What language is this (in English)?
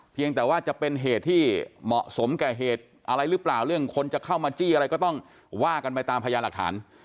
Thai